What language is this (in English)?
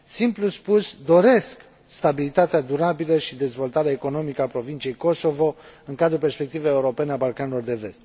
Romanian